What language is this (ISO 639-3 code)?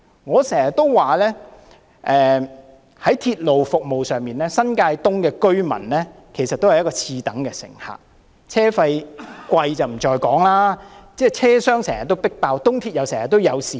yue